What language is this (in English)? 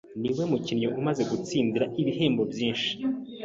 Kinyarwanda